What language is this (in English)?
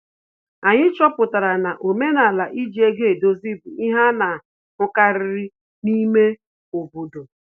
Igbo